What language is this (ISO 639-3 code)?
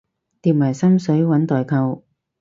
yue